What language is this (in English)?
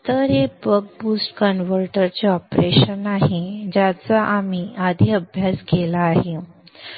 Marathi